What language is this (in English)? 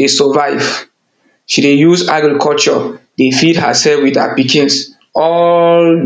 Nigerian Pidgin